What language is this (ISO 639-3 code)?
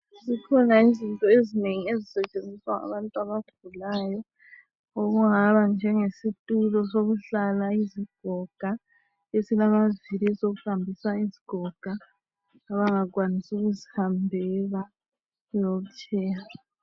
nde